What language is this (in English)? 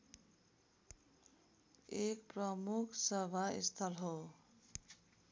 Nepali